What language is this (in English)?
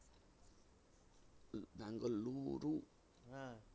Bangla